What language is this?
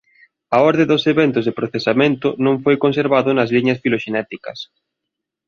Galician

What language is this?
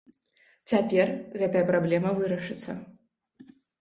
Belarusian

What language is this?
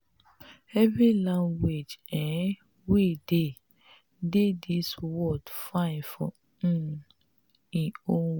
Nigerian Pidgin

